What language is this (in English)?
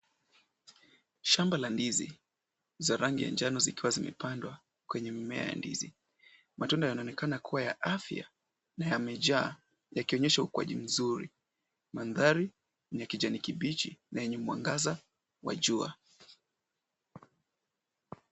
Swahili